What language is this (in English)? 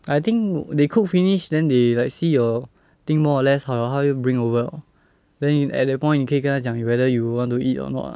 English